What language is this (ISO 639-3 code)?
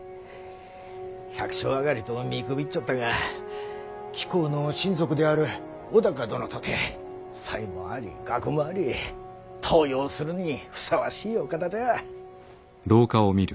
jpn